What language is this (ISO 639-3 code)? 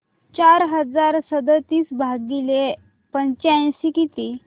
mar